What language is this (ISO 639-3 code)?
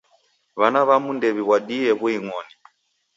dav